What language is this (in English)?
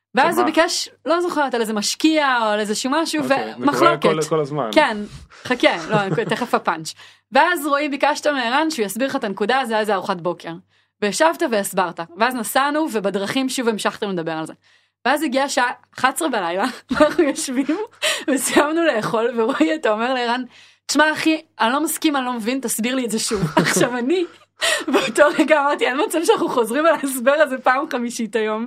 Hebrew